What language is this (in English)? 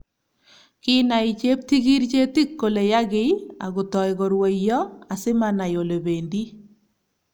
Kalenjin